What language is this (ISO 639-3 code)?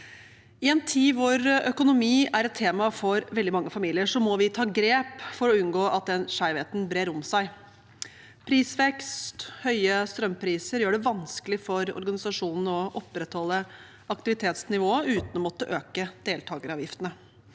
nor